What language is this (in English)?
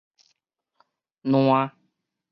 Min Nan Chinese